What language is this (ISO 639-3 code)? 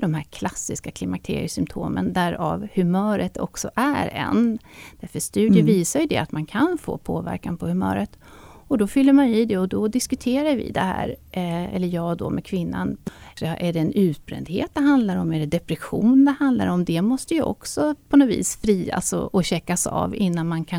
swe